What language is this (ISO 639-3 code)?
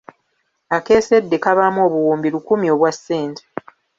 lug